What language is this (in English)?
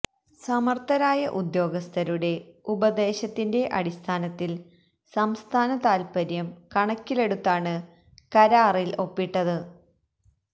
Malayalam